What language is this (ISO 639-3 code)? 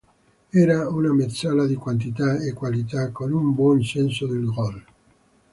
ita